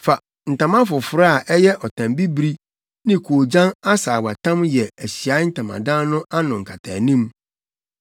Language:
Akan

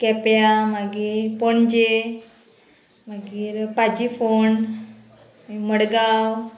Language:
Konkani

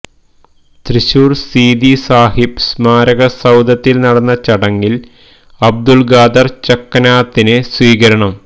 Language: Malayalam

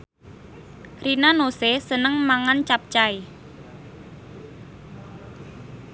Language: Javanese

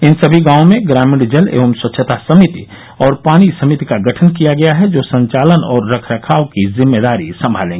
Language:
Hindi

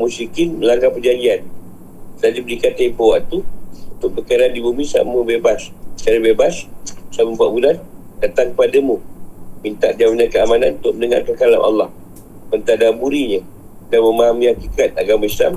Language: Malay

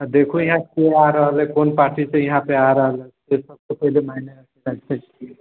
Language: Maithili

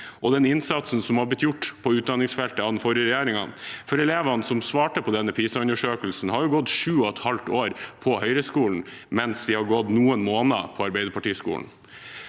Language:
Norwegian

